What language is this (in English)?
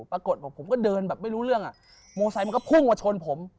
Thai